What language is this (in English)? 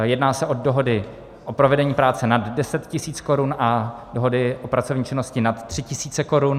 Czech